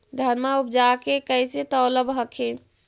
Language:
Magahi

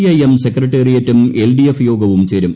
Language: Malayalam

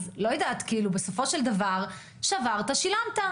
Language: Hebrew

